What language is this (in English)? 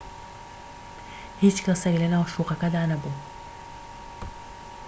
Central Kurdish